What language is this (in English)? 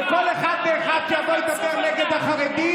Hebrew